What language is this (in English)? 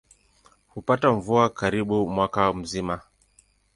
Swahili